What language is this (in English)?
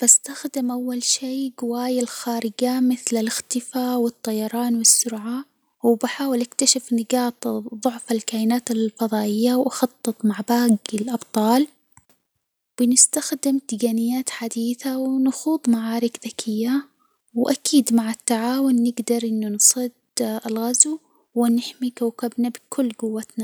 Hijazi Arabic